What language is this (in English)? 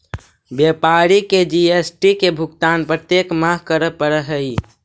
Magahi